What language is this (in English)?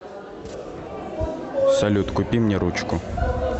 Russian